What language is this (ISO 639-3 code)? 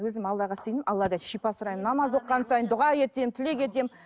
kaz